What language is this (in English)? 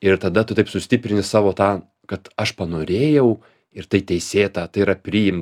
Lithuanian